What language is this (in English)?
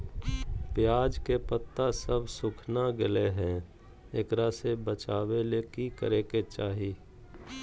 Magahi